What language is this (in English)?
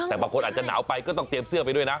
Thai